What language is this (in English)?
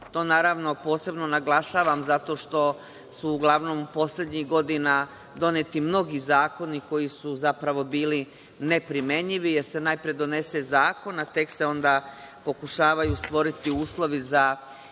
Serbian